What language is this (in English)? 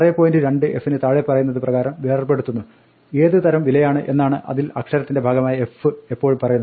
Malayalam